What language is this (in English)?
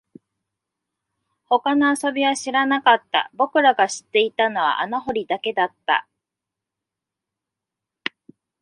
Japanese